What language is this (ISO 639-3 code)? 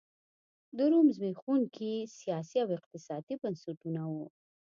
pus